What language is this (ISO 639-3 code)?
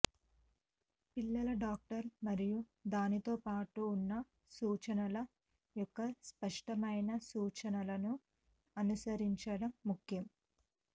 tel